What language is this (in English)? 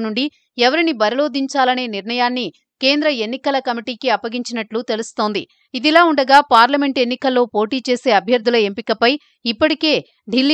Telugu